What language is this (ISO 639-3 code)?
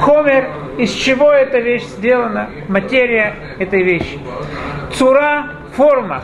rus